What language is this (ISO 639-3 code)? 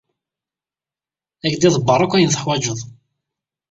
kab